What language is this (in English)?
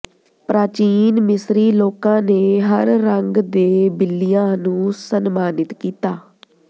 Punjabi